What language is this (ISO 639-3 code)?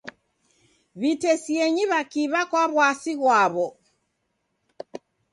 dav